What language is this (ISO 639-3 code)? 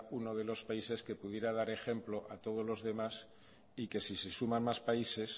spa